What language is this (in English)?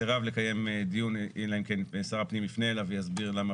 Hebrew